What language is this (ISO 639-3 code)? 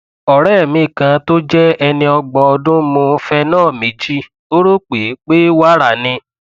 yor